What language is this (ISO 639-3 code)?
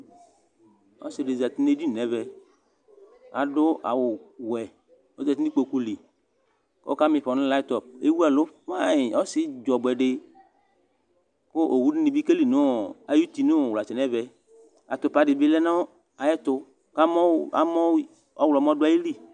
kpo